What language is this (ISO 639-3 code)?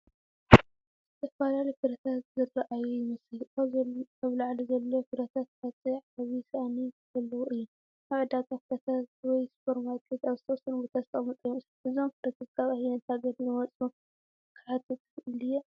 tir